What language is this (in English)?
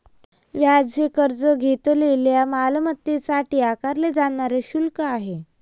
Marathi